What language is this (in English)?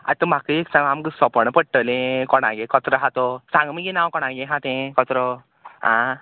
Konkani